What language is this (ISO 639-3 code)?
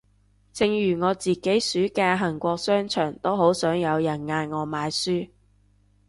yue